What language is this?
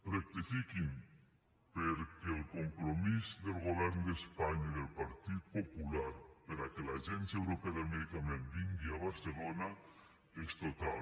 Catalan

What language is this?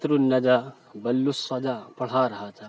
Urdu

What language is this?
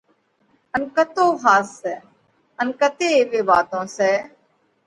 Parkari Koli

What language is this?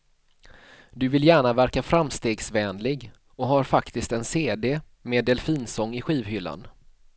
Swedish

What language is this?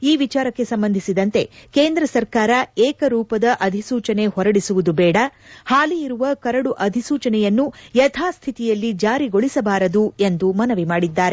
Kannada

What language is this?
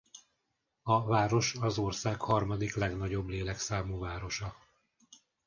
Hungarian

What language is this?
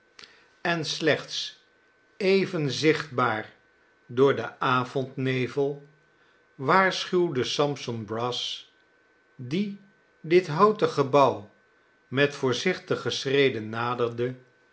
Dutch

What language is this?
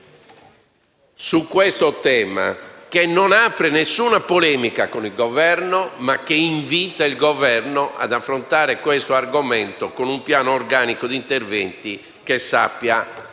Italian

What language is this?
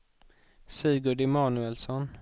Swedish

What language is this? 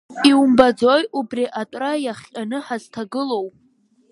Abkhazian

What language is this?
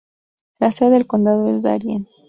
Spanish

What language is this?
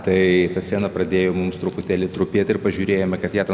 Lithuanian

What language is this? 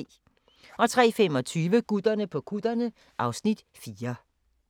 Danish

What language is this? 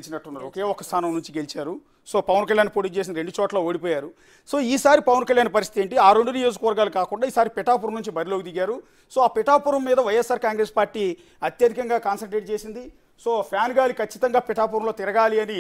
Telugu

